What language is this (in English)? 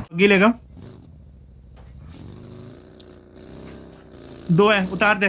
Hindi